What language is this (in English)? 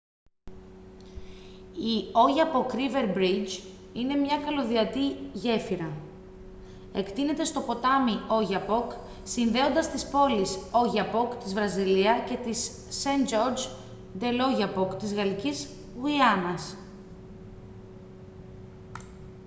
Greek